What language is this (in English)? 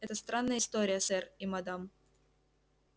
Russian